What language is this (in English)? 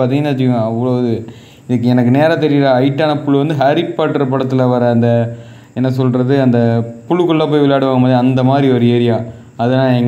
Indonesian